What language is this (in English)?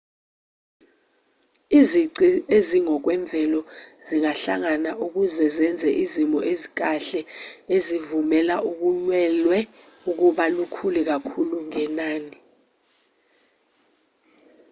Zulu